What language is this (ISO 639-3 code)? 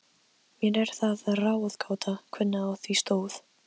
isl